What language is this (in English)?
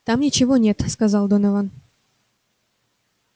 Russian